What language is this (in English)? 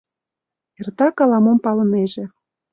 Mari